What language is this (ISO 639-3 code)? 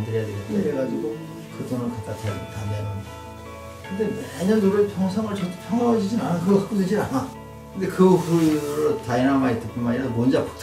kor